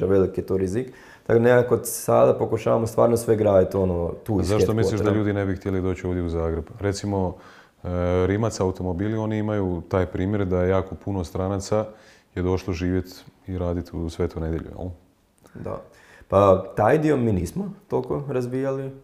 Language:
Croatian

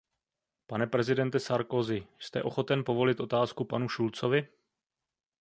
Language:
Czech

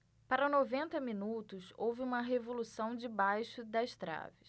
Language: Portuguese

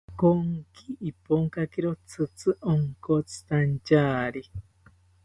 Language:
South Ucayali Ashéninka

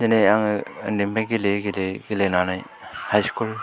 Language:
Bodo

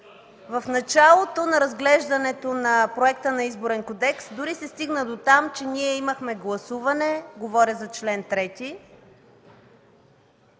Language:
Bulgarian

